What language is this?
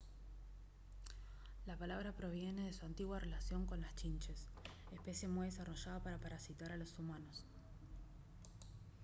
Spanish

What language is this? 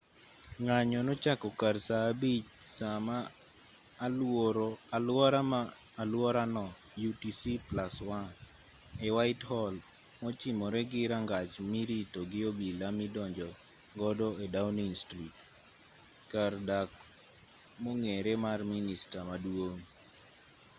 Luo (Kenya and Tanzania)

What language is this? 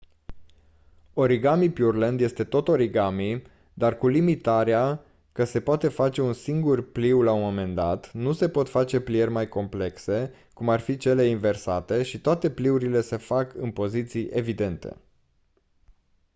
Romanian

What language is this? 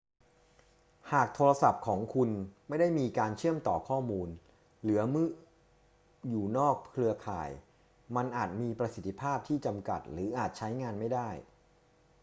Thai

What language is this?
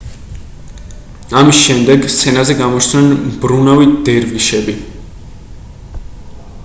Georgian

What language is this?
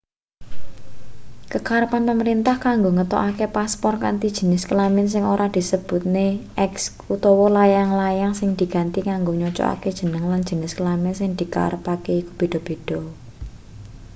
Javanese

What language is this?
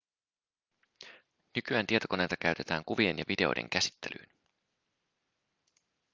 Finnish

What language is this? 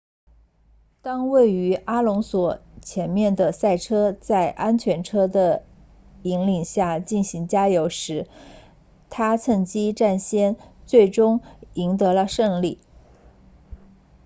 Chinese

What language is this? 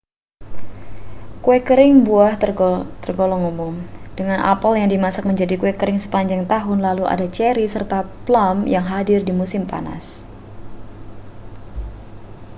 Indonesian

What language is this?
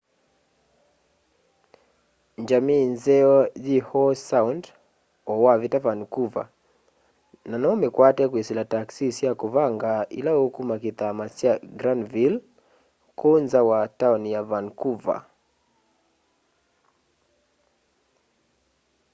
Kamba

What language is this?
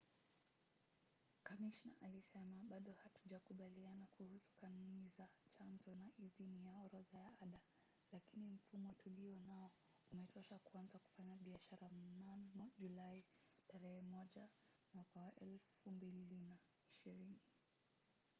Swahili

